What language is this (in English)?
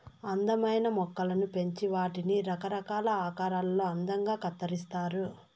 Telugu